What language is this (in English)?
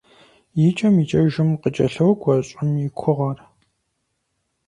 Kabardian